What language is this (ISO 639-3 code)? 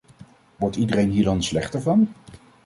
nld